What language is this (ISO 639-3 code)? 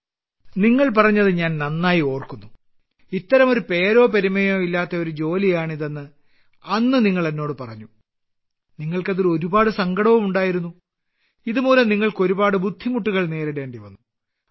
mal